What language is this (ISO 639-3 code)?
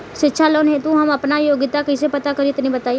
bho